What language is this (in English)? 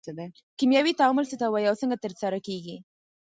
Pashto